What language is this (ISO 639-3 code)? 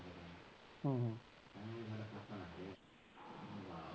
pan